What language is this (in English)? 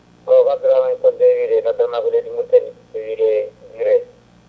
Fula